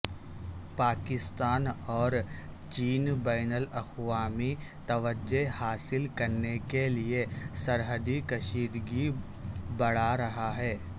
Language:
Urdu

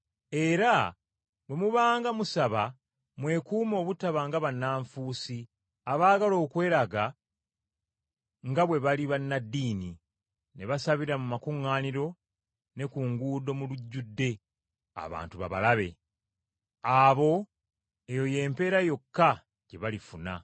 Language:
Ganda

